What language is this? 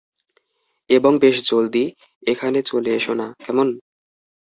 Bangla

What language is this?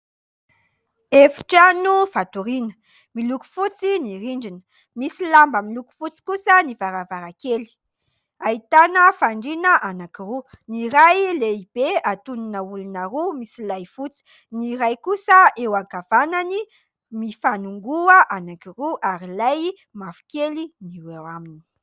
Malagasy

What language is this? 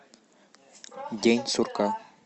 Russian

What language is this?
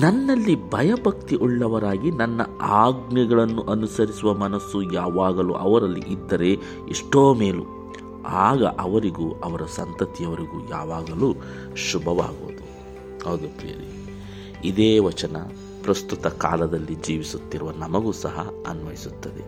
Kannada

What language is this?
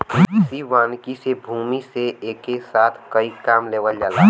Bhojpuri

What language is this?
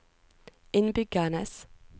Norwegian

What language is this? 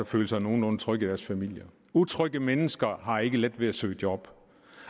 Danish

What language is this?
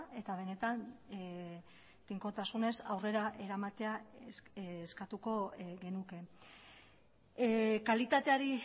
Basque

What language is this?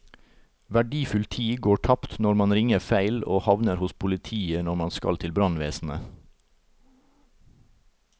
Norwegian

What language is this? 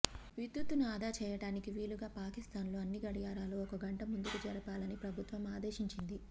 Telugu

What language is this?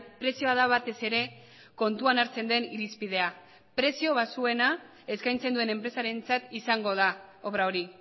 Basque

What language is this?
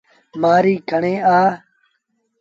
Sindhi Bhil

